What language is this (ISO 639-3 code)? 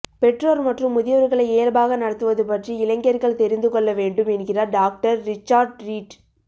tam